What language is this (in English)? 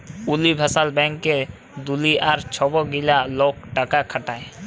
Bangla